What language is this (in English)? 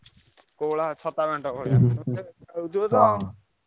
Odia